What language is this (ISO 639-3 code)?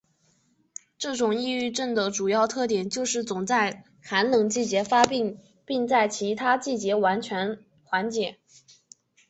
zho